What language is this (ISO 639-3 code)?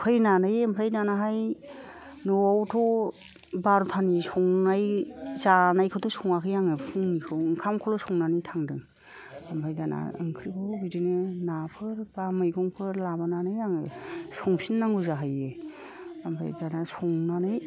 brx